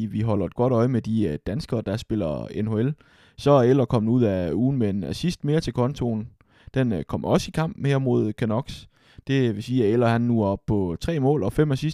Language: Danish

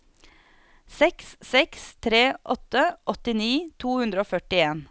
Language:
Norwegian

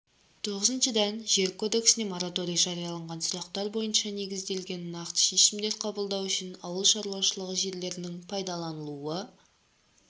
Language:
Kazakh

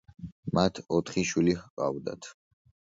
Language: Georgian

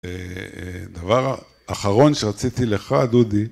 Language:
Hebrew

